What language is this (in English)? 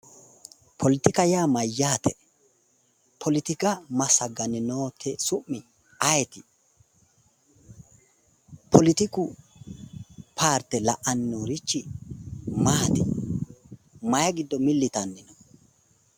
Sidamo